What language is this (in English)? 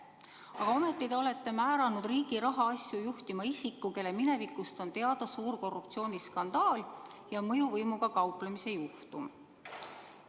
Estonian